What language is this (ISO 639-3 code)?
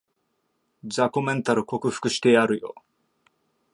jpn